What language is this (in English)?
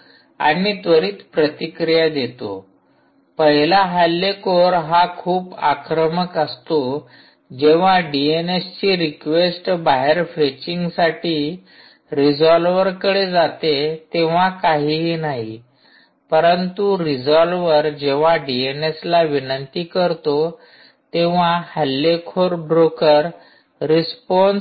Marathi